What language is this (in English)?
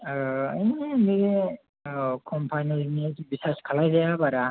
Bodo